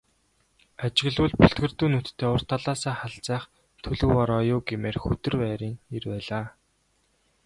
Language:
Mongolian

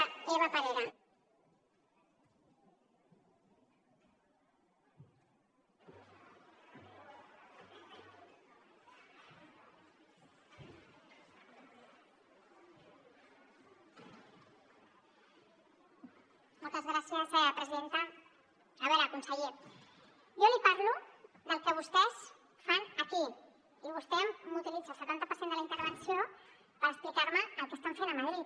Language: Catalan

